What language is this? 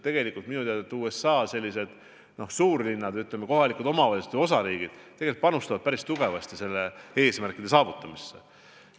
Estonian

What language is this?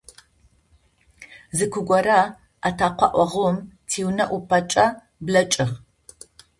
Adyghe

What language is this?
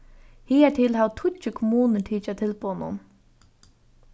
Faroese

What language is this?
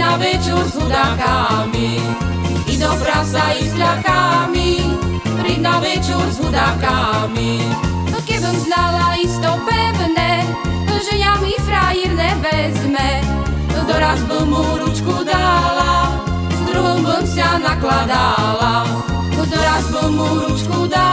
Slovak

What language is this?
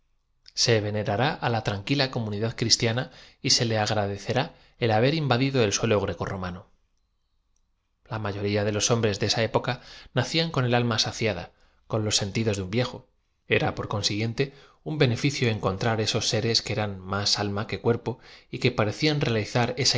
Spanish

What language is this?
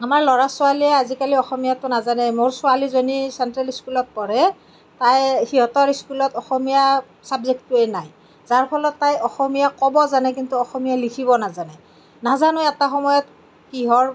Assamese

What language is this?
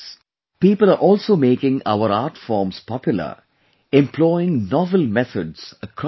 English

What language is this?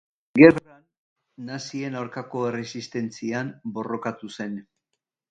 Basque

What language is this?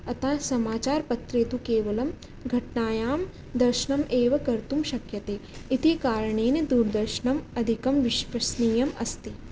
Sanskrit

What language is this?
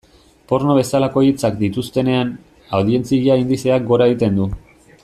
Basque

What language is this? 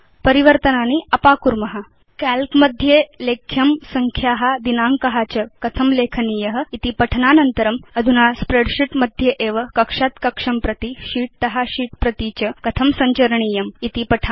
Sanskrit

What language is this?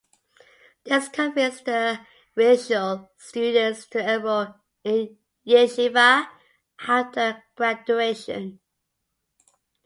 English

